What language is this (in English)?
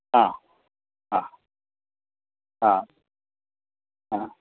Sanskrit